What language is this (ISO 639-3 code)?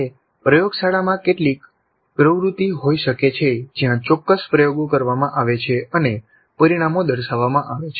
guj